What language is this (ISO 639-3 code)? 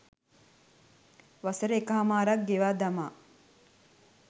sin